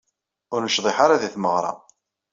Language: Kabyle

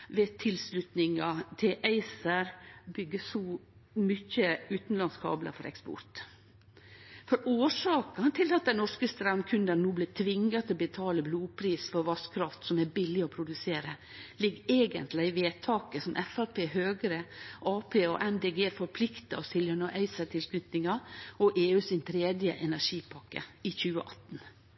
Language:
Norwegian Nynorsk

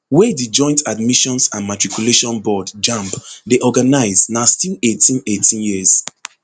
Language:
Nigerian Pidgin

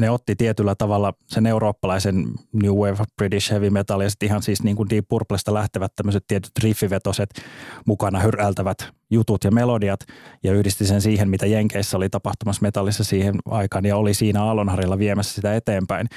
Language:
Finnish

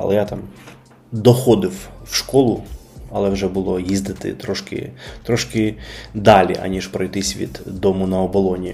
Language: Ukrainian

